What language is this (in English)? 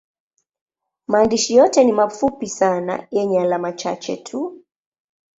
Swahili